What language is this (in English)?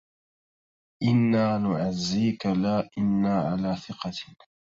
Arabic